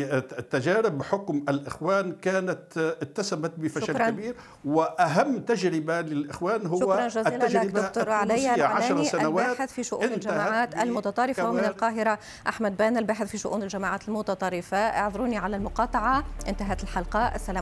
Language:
Arabic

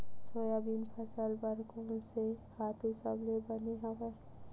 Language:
Chhattisgarhi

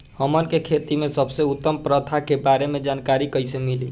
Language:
Bhojpuri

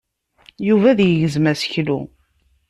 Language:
Kabyle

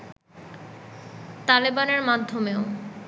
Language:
Bangla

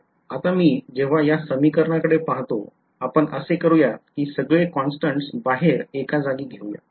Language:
Marathi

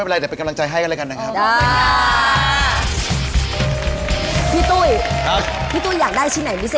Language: Thai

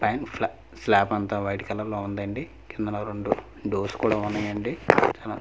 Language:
Telugu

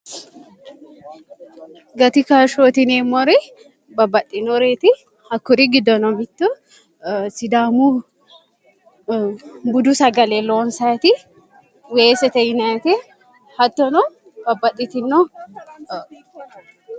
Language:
Sidamo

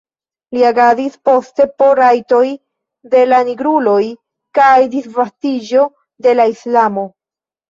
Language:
Esperanto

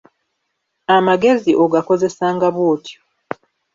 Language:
Ganda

